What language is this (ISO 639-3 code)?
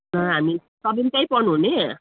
nep